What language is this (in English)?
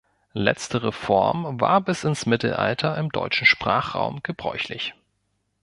German